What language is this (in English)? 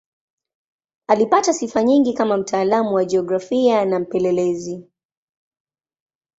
Swahili